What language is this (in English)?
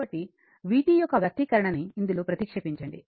Telugu